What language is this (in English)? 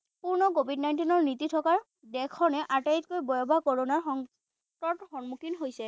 Assamese